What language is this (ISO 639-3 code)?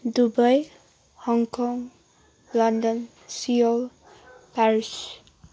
nep